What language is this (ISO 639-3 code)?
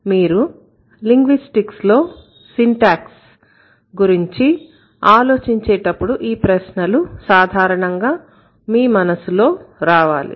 tel